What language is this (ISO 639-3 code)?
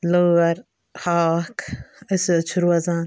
kas